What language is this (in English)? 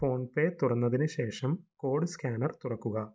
Malayalam